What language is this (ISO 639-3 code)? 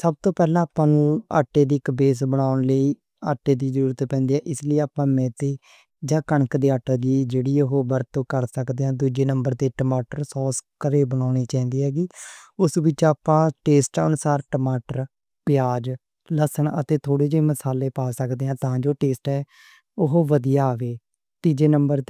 lah